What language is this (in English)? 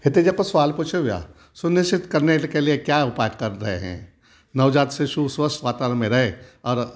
Sindhi